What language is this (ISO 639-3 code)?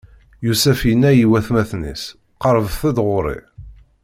kab